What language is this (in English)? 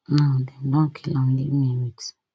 Nigerian Pidgin